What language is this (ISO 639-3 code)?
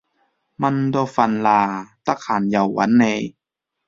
yue